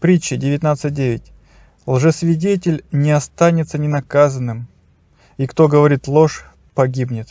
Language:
Russian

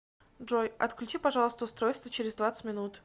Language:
Russian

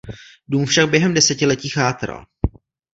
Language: Czech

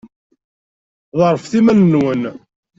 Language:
Kabyle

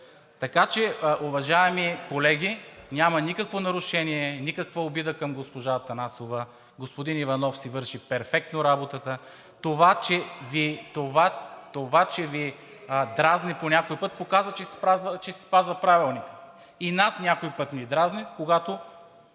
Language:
Bulgarian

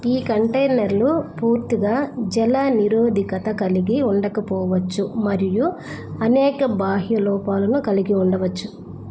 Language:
Telugu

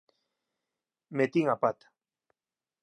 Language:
Galician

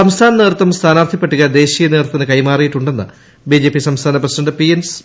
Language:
Malayalam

